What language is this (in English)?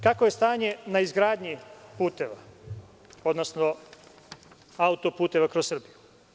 Serbian